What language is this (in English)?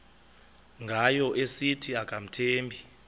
Xhosa